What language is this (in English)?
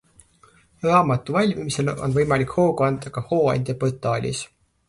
Estonian